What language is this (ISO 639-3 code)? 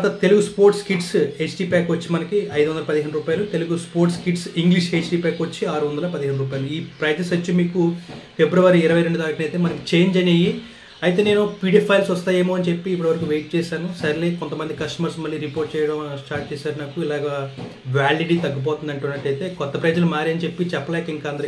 tel